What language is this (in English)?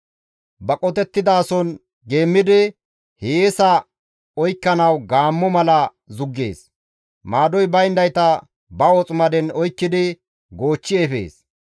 Gamo